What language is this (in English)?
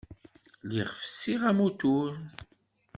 Kabyle